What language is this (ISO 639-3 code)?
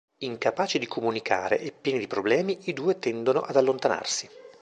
ita